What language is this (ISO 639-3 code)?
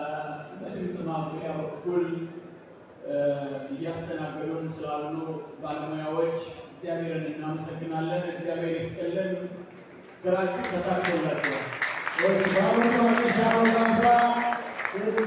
amh